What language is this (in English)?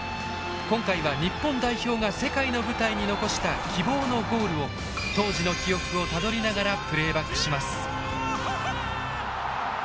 Japanese